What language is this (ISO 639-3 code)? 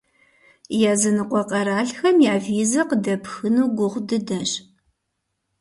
kbd